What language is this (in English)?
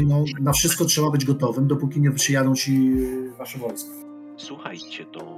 Polish